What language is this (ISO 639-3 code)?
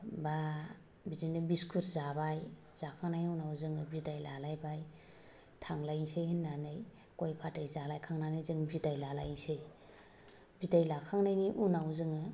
brx